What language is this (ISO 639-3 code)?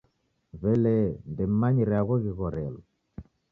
dav